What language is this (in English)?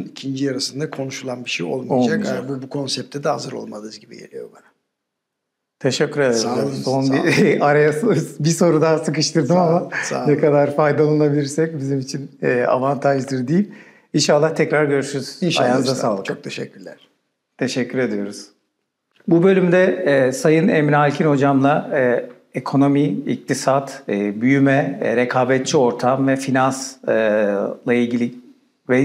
Turkish